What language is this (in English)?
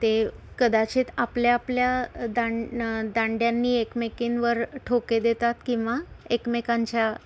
Marathi